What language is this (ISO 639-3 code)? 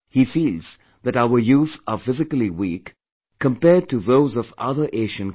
eng